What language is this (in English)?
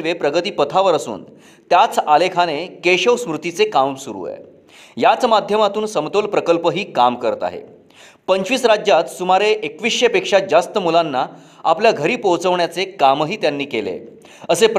Marathi